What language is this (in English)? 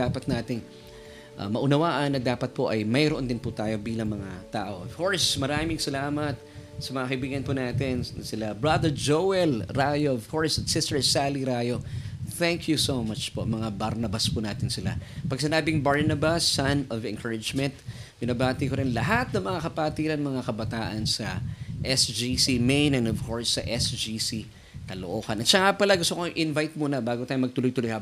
Filipino